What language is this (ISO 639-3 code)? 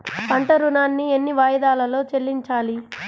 tel